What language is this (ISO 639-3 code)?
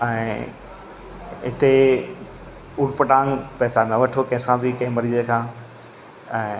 snd